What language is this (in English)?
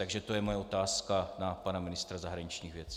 Czech